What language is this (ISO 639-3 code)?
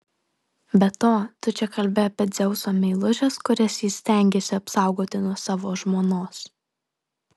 lit